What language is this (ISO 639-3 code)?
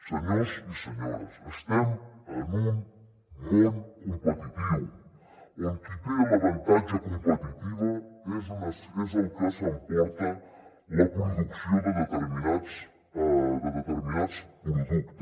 cat